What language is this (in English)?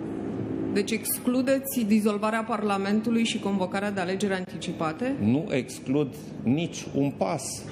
Romanian